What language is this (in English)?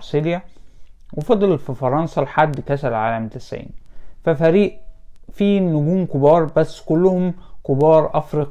Arabic